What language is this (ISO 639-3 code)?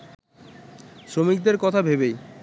ben